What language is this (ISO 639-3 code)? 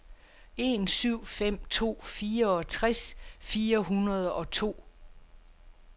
dan